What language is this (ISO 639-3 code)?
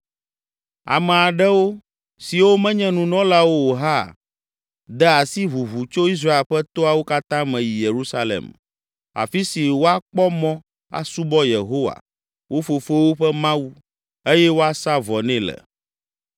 ewe